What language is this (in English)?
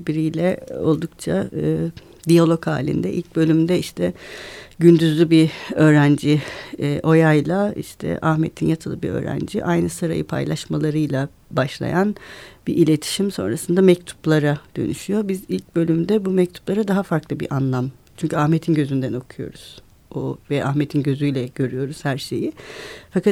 Turkish